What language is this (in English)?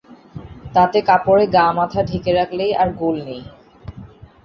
Bangla